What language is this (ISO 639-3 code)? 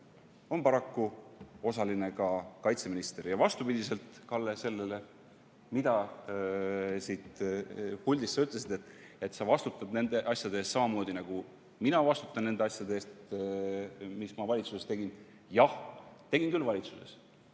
est